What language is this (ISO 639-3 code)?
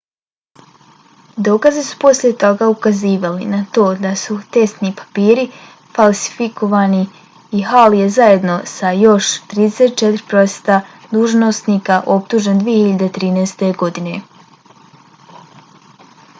bos